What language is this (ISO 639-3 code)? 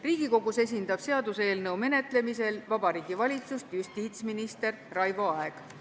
est